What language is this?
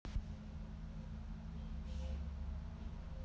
Russian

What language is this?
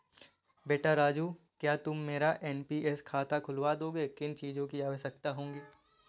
Hindi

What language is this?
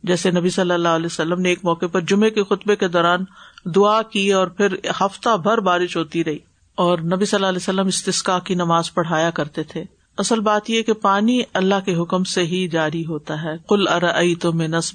Urdu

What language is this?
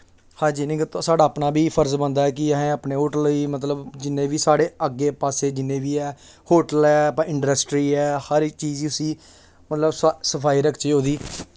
Dogri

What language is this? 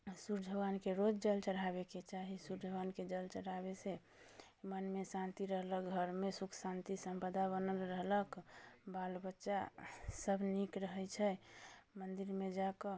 Maithili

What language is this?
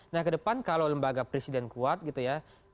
Indonesian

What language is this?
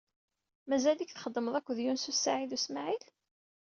Kabyle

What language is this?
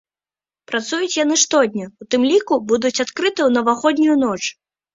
Belarusian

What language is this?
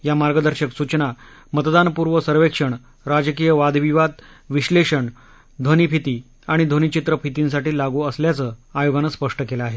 Marathi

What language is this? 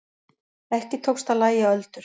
Icelandic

